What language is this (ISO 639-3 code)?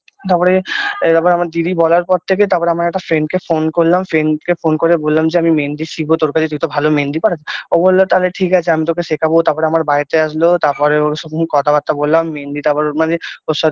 ben